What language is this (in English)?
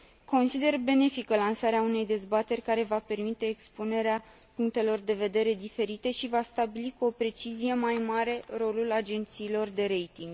Romanian